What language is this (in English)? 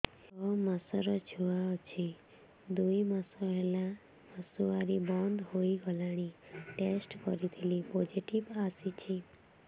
Odia